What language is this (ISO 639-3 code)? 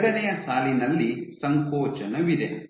kan